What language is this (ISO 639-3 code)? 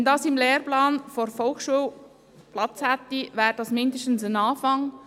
gsw